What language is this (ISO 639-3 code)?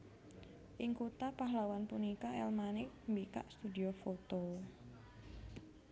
jav